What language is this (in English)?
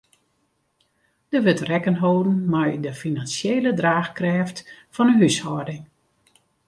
Western Frisian